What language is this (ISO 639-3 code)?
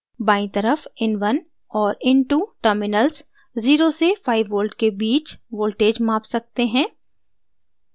hin